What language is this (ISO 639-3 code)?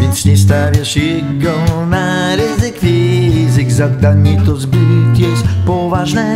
pol